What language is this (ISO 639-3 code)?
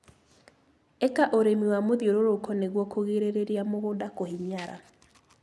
kik